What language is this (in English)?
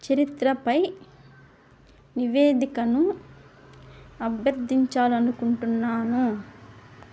Telugu